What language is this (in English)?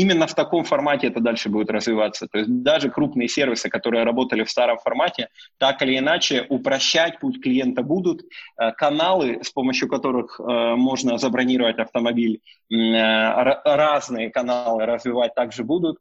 Russian